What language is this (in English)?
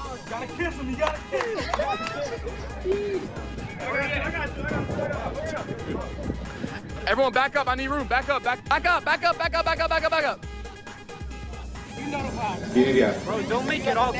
Indonesian